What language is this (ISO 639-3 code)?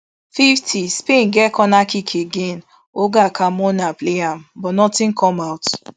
pcm